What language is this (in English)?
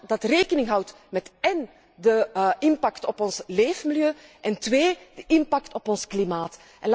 Dutch